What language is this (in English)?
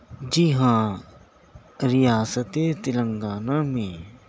Urdu